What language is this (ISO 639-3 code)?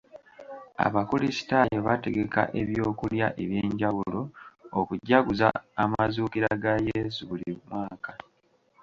lug